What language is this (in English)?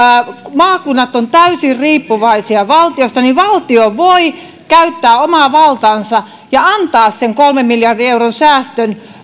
Finnish